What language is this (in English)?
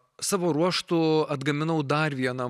Lithuanian